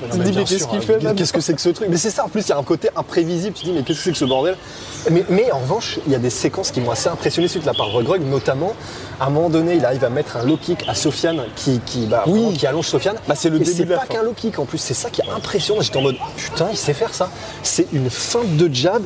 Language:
French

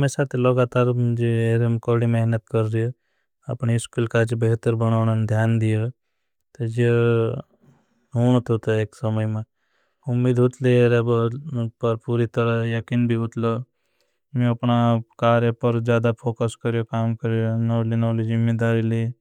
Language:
Bhili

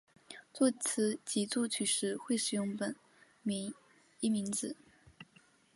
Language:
Chinese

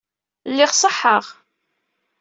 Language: Kabyle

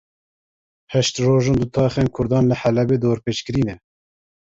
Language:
Kurdish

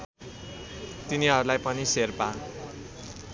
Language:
Nepali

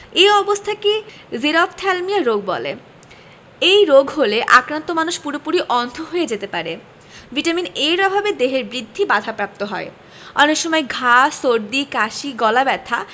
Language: Bangla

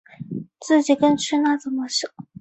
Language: Chinese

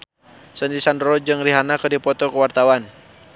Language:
Sundanese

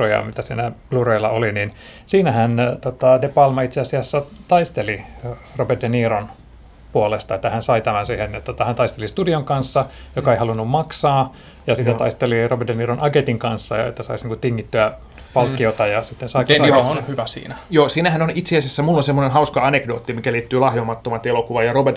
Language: Finnish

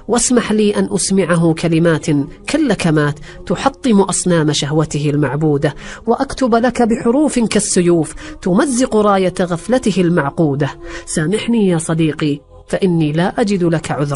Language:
Arabic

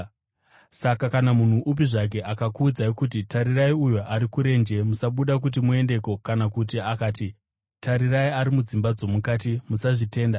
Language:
Shona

